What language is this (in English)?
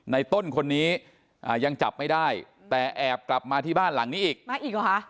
Thai